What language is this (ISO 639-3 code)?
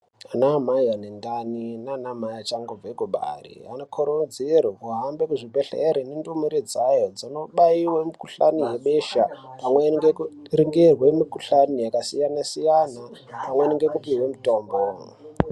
ndc